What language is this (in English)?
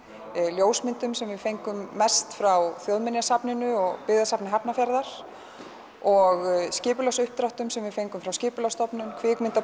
Icelandic